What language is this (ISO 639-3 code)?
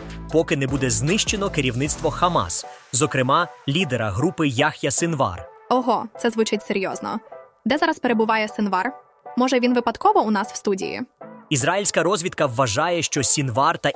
ukr